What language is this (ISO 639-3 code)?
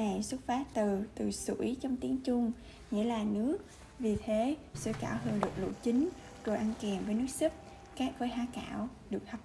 vie